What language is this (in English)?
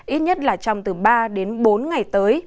Vietnamese